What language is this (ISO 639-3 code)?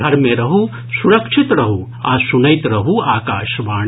mai